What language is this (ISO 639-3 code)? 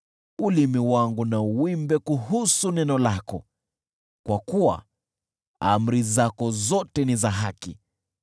swa